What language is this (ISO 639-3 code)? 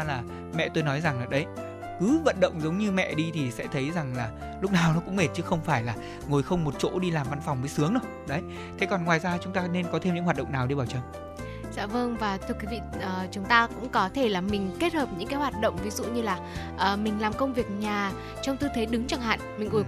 vie